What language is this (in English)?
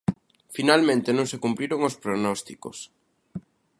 Galician